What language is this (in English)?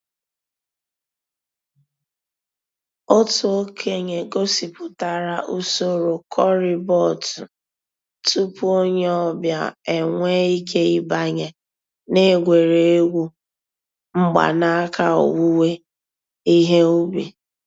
Igbo